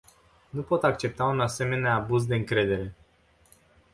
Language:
Romanian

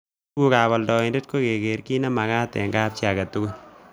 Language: Kalenjin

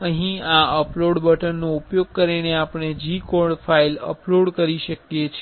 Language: Gujarati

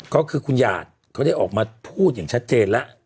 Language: Thai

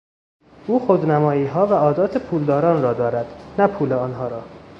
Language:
Persian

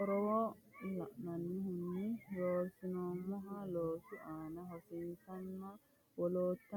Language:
Sidamo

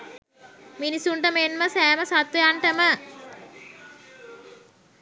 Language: Sinhala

